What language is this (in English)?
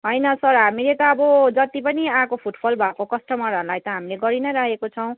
Nepali